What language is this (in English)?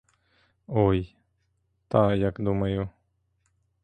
Ukrainian